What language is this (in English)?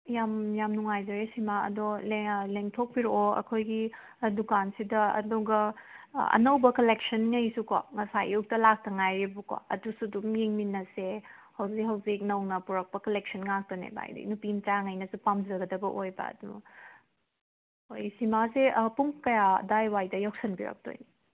Manipuri